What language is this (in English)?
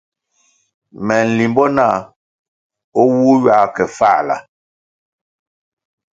Kwasio